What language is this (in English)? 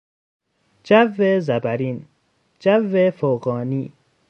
Persian